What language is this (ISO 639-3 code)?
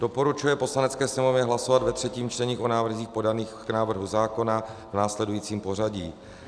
ces